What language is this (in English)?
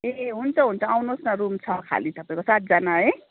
Nepali